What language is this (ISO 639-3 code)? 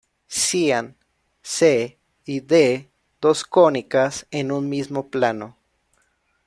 spa